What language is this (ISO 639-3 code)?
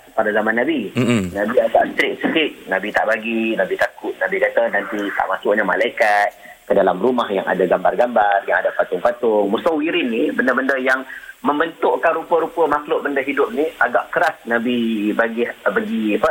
msa